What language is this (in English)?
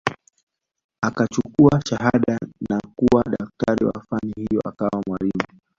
Swahili